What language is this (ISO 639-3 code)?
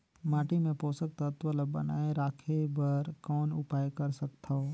hne